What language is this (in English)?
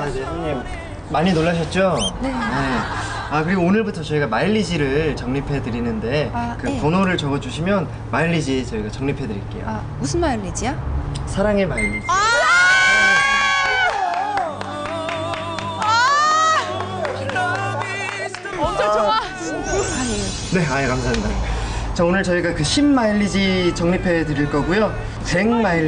Korean